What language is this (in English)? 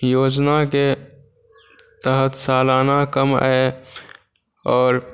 Maithili